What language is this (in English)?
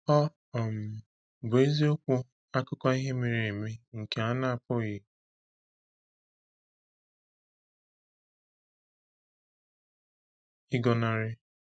Igbo